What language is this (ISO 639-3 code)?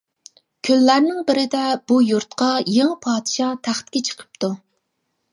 uig